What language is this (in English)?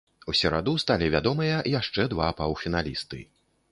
Belarusian